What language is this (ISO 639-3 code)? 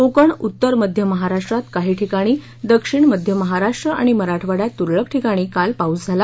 mar